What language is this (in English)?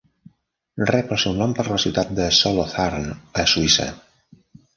Catalan